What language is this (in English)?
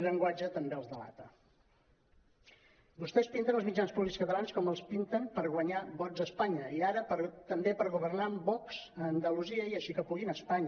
Catalan